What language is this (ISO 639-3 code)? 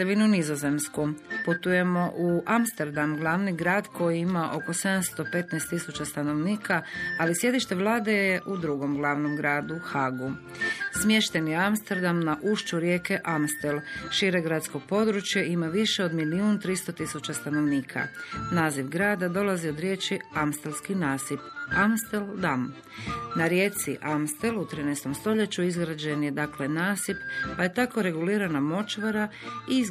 hrv